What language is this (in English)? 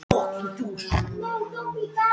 Icelandic